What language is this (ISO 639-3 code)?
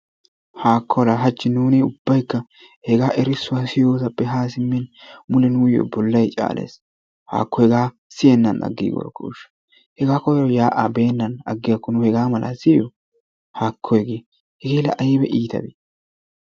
wal